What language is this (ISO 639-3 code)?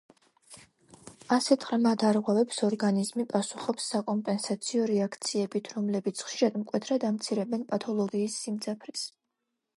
kat